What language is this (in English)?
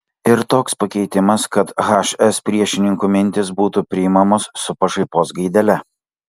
Lithuanian